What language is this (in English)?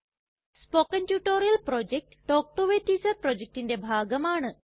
Malayalam